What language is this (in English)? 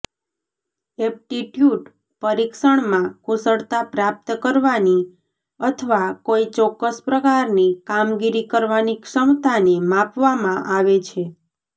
Gujarati